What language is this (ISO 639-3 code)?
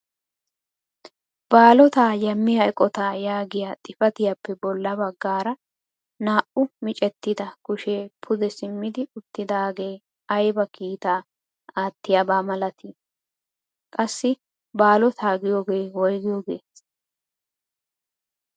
wal